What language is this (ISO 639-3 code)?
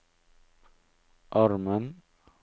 nor